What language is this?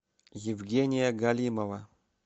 Russian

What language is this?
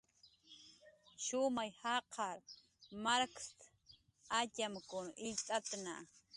Jaqaru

